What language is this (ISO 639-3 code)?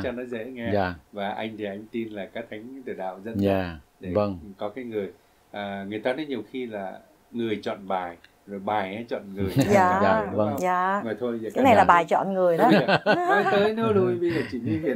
vie